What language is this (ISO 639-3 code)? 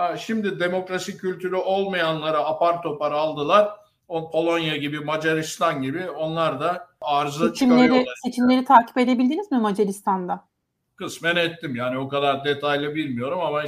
tur